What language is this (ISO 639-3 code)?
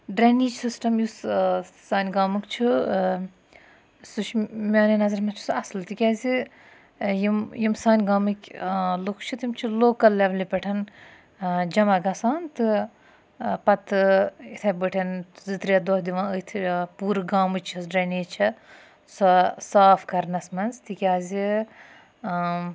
kas